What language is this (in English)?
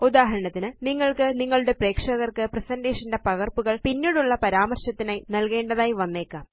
Malayalam